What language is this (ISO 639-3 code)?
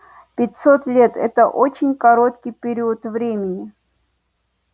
rus